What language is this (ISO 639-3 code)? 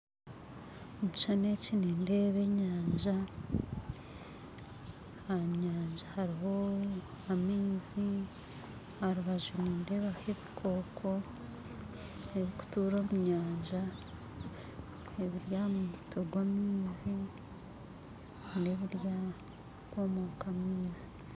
nyn